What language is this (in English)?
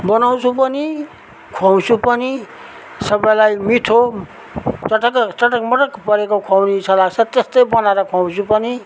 Nepali